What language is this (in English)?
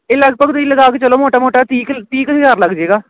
Punjabi